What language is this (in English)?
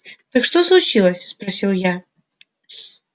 Russian